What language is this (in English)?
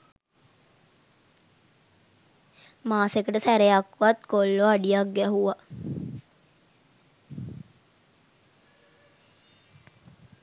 Sinhala